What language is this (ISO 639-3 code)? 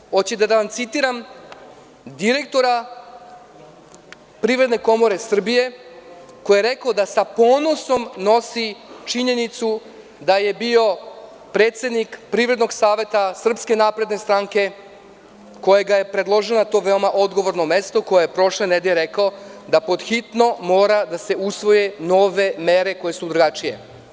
srp